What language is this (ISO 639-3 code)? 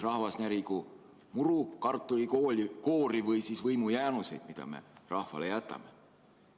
est